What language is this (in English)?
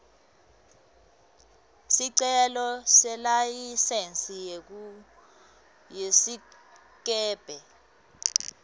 Swati